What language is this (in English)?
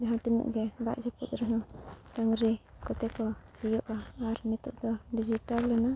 Santali